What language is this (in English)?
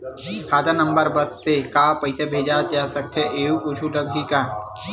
Chhattisgarhi